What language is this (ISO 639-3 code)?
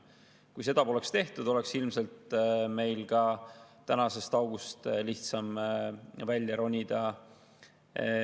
est